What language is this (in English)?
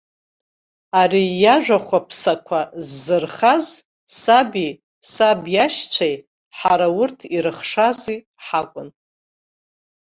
Abkhazian